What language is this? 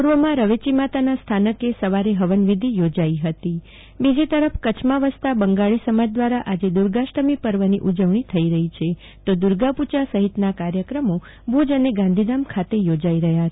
Gujarati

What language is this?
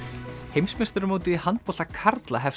Icelandic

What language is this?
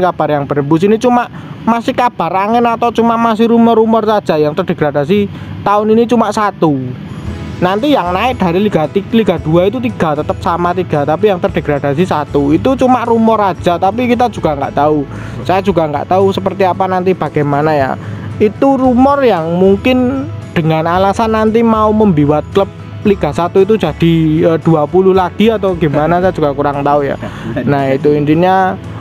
Indonesian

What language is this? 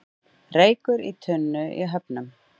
Icelandic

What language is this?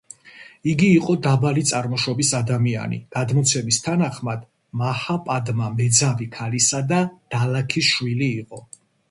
Georgian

